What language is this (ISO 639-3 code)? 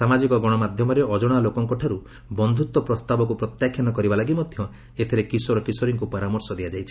ori